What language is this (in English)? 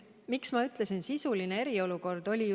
Estonian